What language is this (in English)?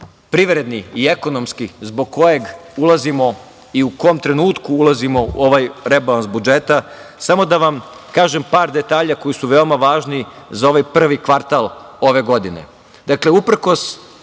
Serbian